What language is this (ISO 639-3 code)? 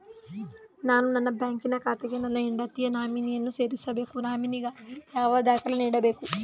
kan